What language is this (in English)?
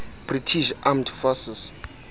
Xhosa